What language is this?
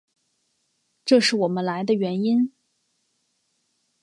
Chinese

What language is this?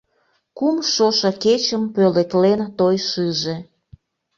Mari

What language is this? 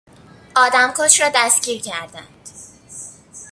Persian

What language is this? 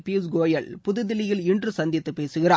Tamil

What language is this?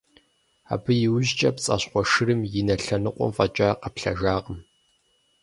Kabardian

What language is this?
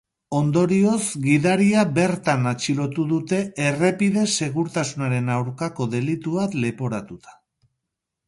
Basque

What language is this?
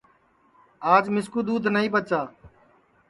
Sansi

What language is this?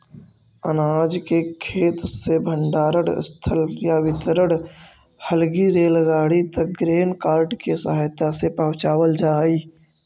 Magahi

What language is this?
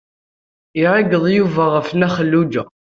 Kabyle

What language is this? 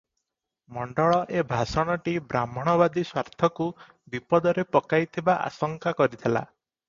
Odia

